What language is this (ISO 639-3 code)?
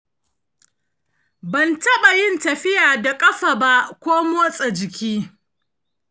hau